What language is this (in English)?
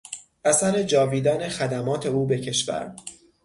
Persian